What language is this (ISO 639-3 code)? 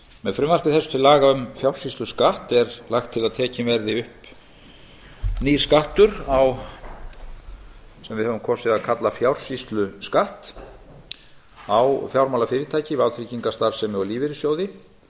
isl